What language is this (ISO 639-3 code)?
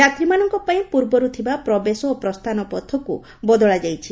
ori